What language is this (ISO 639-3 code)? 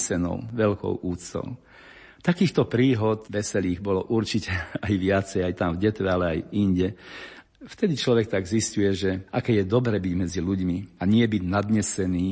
slk